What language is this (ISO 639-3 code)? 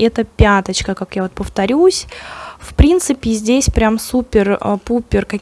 rus